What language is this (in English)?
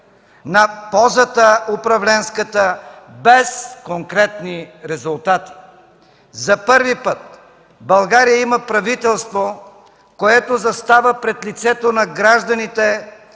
Bulgarian